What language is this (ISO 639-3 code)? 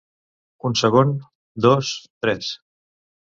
cat